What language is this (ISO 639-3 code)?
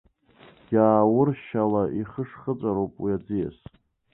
abk